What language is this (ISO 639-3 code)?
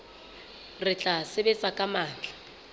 sot